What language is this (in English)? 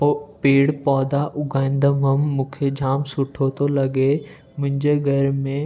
Sindhi